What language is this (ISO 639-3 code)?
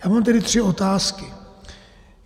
ces